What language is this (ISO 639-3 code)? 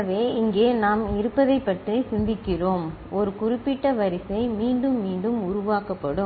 tam